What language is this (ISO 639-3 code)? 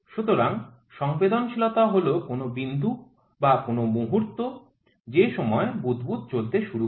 ben